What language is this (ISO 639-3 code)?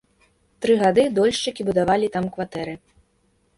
bel